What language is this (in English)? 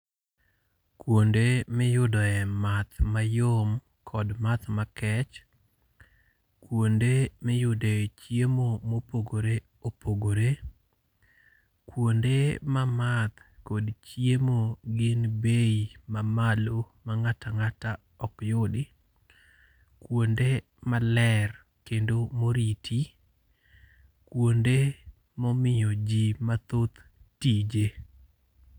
Luo (Kenya and Tanzania)